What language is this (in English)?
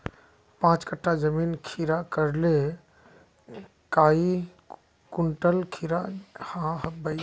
Magahi